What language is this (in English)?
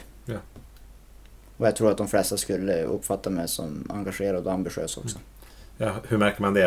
Swedish